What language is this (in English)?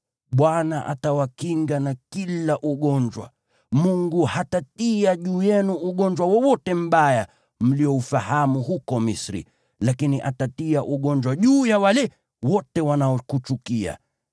Swahili